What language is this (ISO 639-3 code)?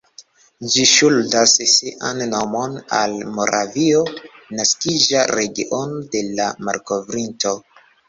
epo